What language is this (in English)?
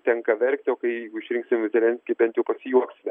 Lithuanian